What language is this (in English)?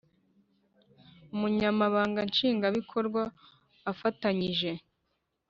Kinyarwanda